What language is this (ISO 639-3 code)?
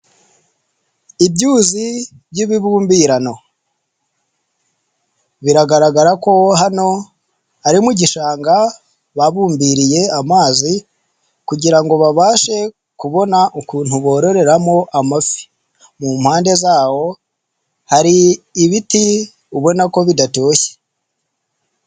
kin